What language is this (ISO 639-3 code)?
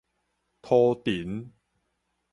nan